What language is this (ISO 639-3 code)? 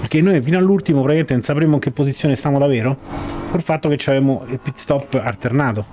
ita